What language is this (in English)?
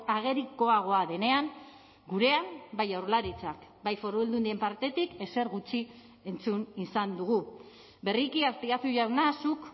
Basque